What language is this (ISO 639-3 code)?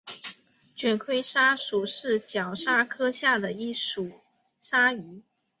zho